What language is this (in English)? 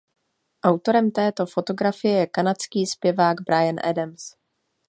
Czech